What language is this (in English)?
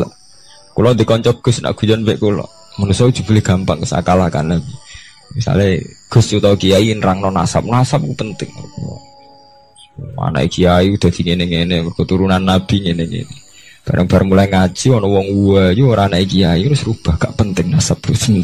Indonesian